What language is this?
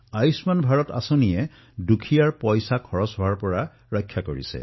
Assamese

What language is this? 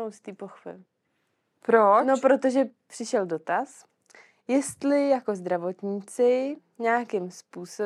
Czech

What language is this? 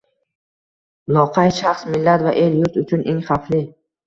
Uzbek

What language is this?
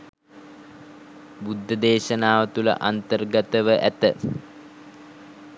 Sinhala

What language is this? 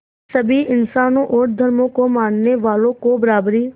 Hindi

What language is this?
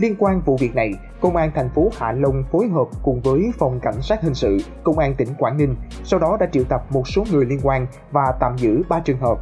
Vietnamese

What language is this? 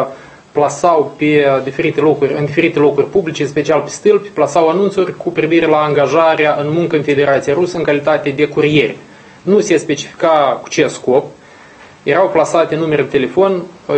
Romanian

